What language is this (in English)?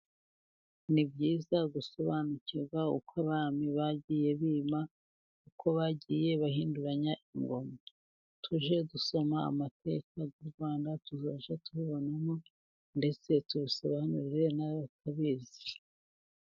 Kinyarwanda